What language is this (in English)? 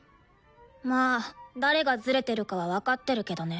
Japanese